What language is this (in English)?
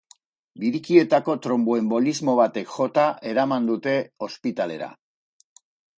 Basque